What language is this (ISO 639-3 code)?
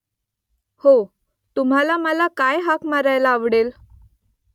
mar